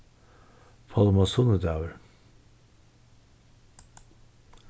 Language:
Faroese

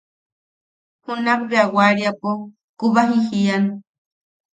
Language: Yaqui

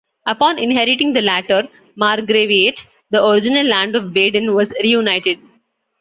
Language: English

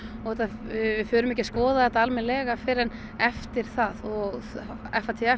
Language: Icelandic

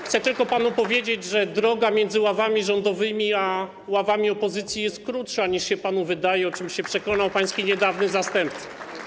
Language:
Polish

